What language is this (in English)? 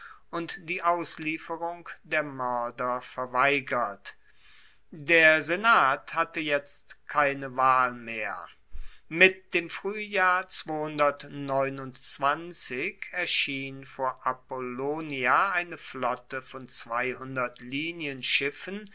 German